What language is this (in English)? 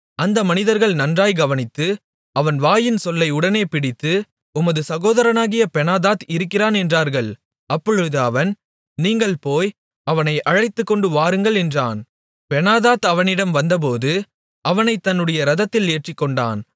Tamil